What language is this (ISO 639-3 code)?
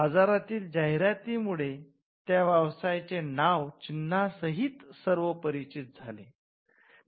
mar